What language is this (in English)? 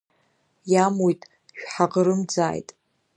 Abkhazian